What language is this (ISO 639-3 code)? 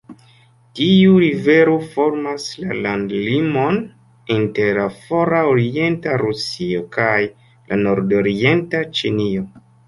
epo